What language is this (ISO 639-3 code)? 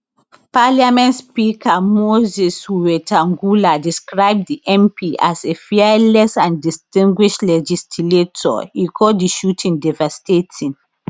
pcm